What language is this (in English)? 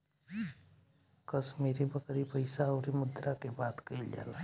Bhojpuri